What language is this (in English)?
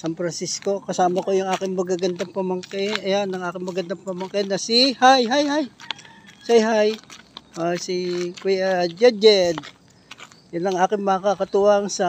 Filipino